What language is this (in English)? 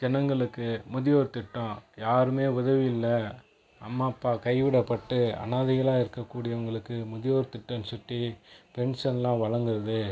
Tamil